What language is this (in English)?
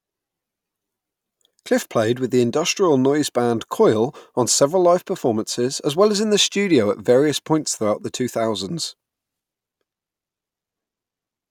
English